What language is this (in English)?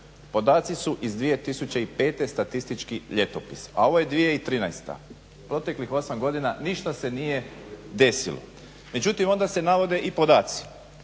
Croatian